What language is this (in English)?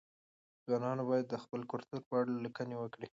Pashto